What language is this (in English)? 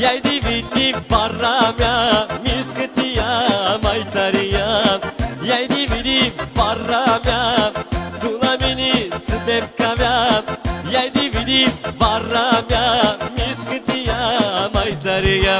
Romanian